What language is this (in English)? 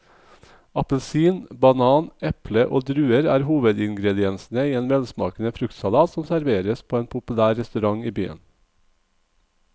Norwegian